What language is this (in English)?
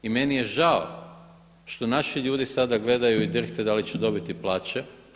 Croatian